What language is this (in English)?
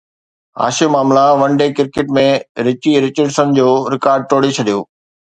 Sindhi